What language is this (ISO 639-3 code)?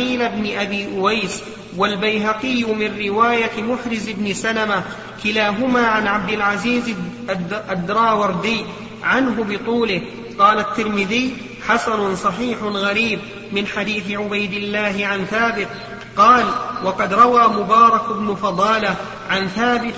ara